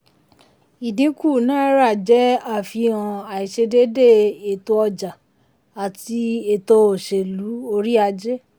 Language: Yoruba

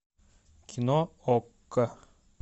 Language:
Russian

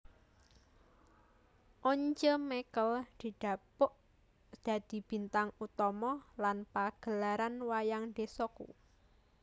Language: Javanese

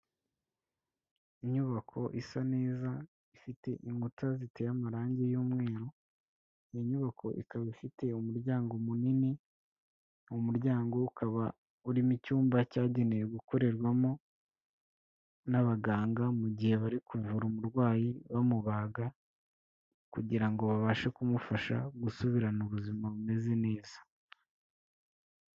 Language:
Kinyarwanda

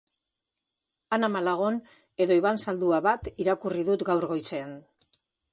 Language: Basque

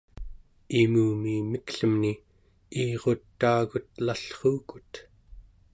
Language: Central Yupik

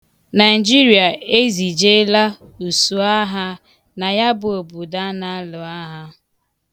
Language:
Igbo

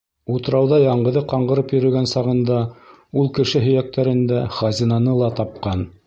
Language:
Bashkir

